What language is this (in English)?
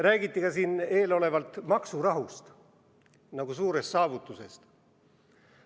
Estonian